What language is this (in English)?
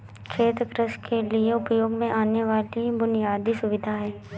Hindi